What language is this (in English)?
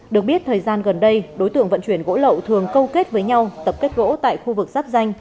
Vietnamese